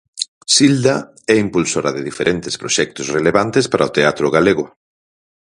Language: Galician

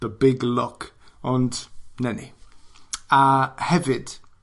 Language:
Welsh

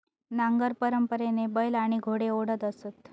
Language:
Marathi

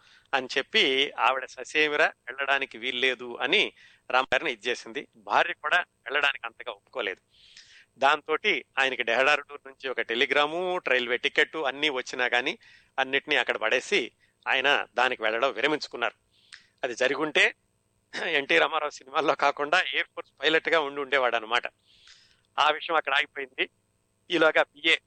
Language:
Telugu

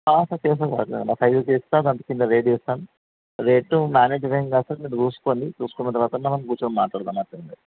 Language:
Telugu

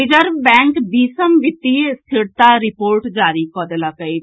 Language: Maithili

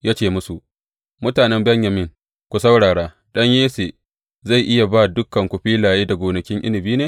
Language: Hausa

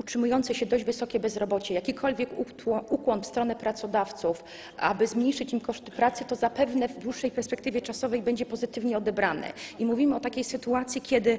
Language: Polish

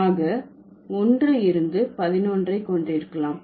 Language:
Tamil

